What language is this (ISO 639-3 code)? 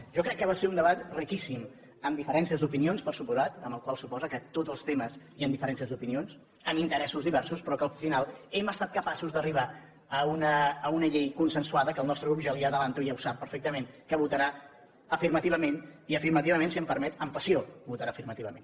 cat